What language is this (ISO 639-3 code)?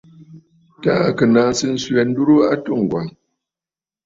bfd